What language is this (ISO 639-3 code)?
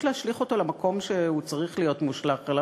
heb